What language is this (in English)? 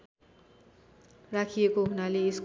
Nepali